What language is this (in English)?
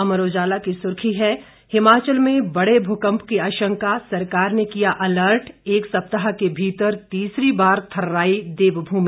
Hindi